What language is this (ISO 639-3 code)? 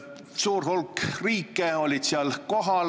est